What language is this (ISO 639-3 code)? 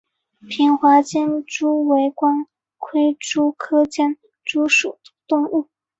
zho